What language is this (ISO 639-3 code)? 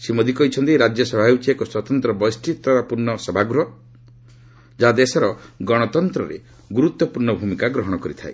ori